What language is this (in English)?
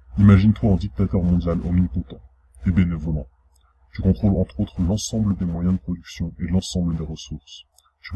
French